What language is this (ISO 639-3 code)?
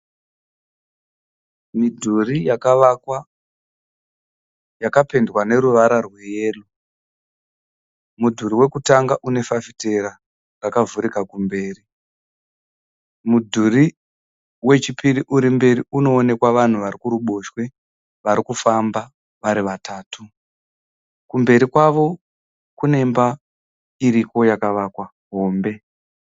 sna